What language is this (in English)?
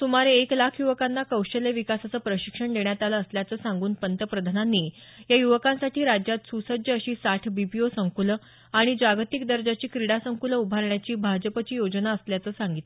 Marathi